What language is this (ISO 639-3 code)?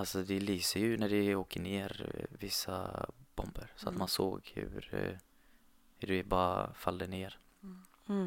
swe